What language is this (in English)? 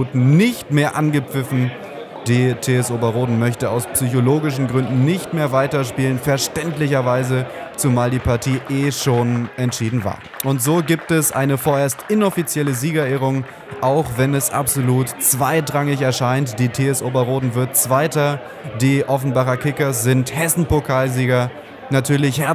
German